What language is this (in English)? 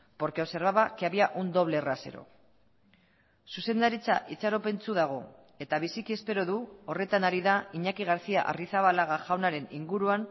Basque